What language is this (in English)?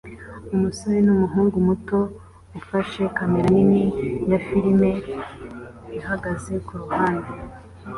Kinyarwanda